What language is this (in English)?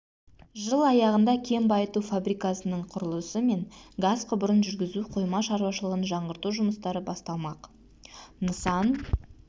Kazakh